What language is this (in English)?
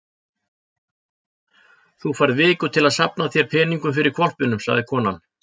Icelandic